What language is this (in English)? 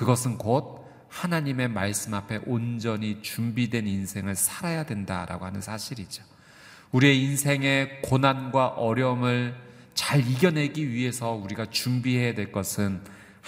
Korean